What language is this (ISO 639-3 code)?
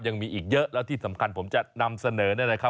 tha